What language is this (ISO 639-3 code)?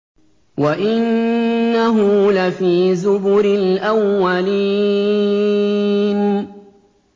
ara